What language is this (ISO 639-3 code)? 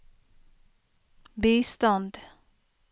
nor